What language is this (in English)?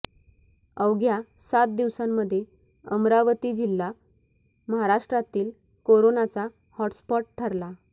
Marathi